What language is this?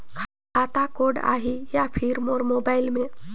Chhattisgarhi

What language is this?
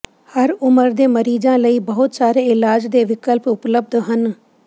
Punjabi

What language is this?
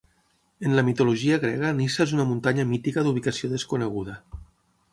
Catalan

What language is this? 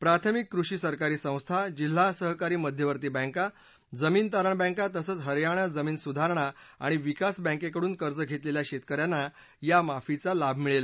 Marathi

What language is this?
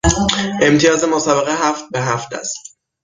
Persian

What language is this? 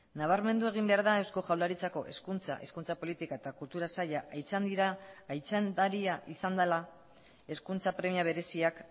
Basque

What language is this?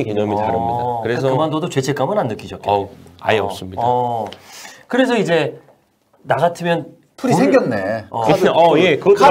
Korean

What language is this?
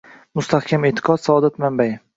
Uzbek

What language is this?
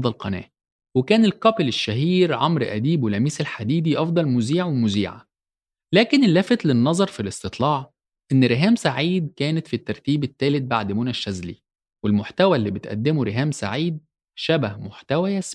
Arabic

